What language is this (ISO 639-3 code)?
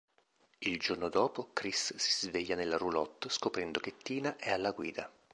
ita